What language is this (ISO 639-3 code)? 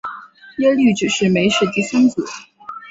zho